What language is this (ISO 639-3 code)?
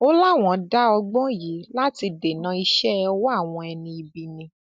yor